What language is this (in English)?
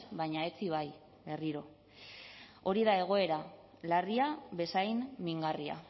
Basque